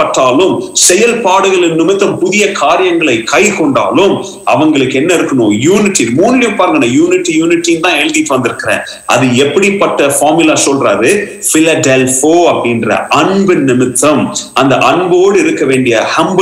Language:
Tamil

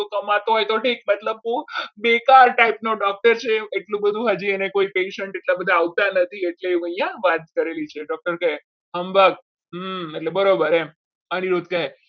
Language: Gujarati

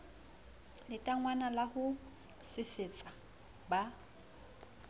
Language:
Southern Sotho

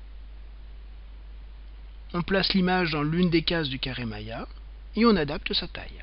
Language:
French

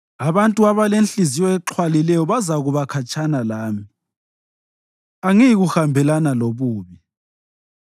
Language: North Ndebele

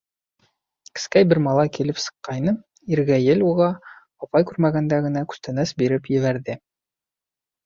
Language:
Bashkir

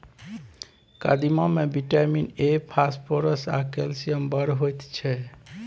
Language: Maithili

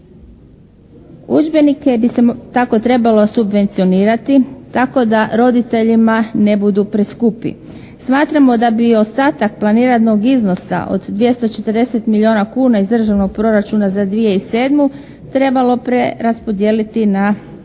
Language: Croatian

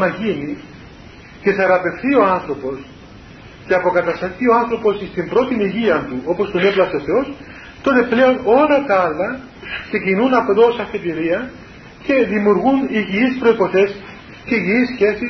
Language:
Greek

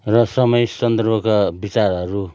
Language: Nepali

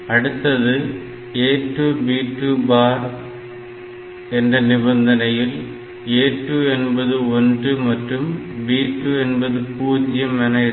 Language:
Tamil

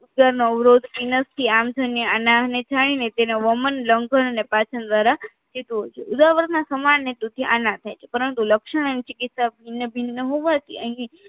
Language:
Gujarati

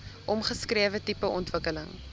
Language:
Afrikaans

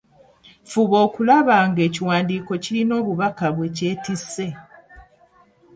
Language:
Ganda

